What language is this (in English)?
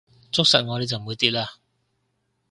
Cantonese